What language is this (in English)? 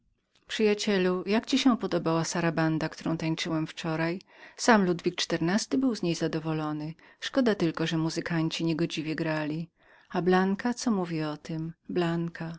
Polish